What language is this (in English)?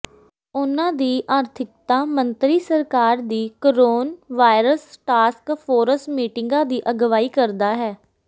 Punjabi